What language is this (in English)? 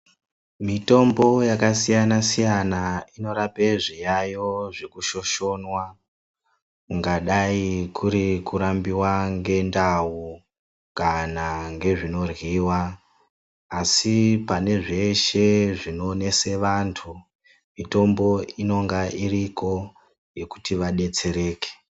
Ndau